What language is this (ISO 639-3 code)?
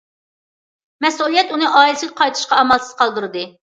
uig